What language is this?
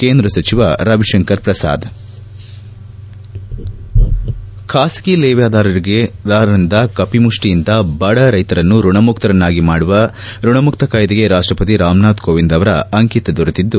Kannada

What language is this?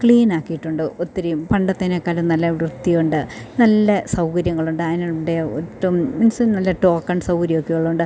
Malayalam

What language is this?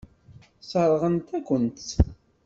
Kabyle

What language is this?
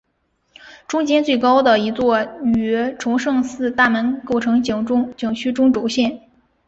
Chinese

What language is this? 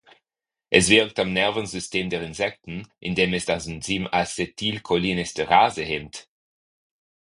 German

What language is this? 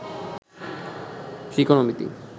Bangla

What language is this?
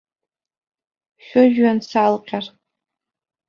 Abkhazian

